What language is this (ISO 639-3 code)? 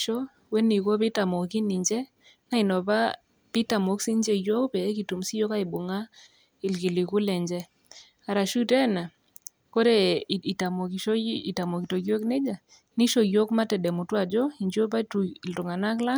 mas